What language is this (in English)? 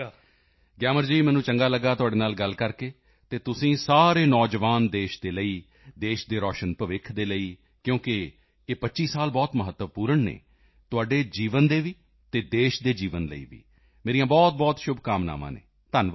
Punjabi